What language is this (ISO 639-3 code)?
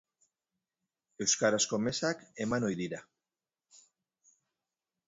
eus